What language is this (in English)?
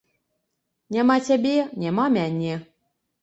Belarusian